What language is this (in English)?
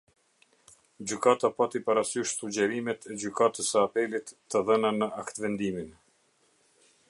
Albanian